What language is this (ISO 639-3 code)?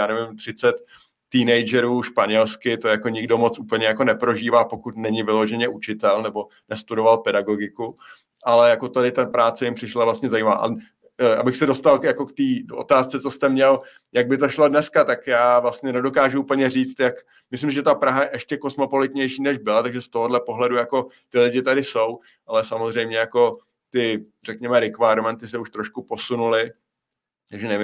ces